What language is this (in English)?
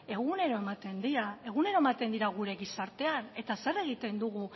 Basque